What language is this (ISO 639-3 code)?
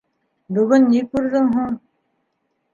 bak